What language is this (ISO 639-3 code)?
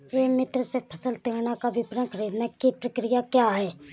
hin